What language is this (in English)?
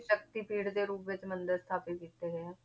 Punjabi